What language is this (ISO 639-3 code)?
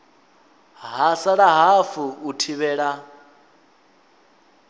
ven